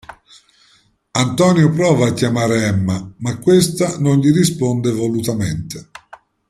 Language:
Italian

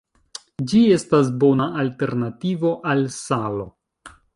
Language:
Esperanto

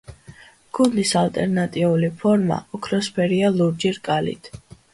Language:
Georgian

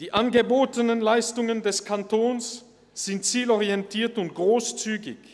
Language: Swiss German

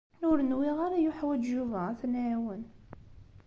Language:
Kabyle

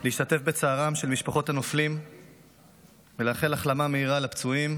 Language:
Hebrew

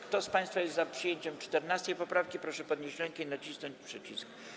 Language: Polish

